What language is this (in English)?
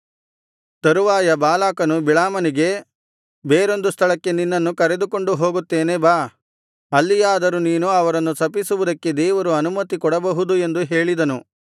Kannada